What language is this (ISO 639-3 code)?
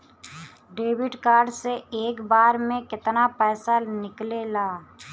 bho